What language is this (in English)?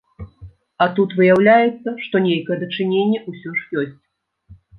Belarusian